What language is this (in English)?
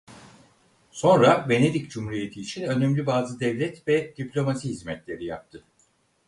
Turkish